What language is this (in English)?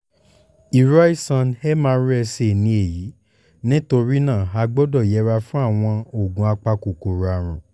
Yoruba